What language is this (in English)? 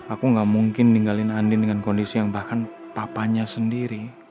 Indonesian